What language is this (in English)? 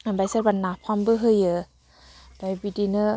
Bodo